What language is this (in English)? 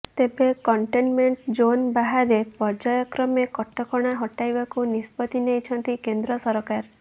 Odia